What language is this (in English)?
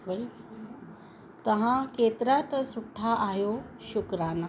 Sindhi